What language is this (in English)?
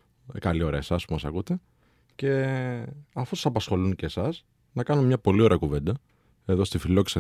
Greek